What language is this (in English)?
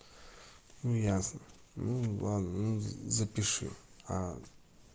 Russian